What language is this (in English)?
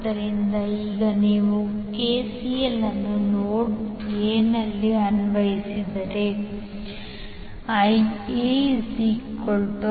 Kannada